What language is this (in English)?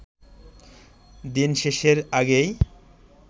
Bangla